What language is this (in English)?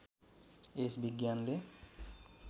Nepali